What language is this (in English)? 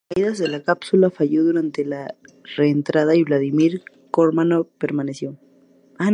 Spanish